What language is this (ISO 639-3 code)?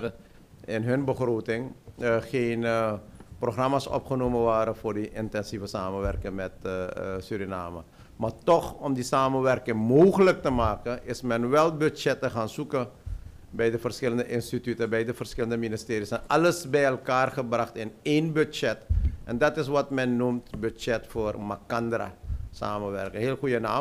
nld